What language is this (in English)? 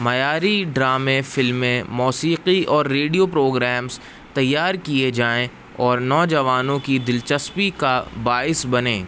Urdu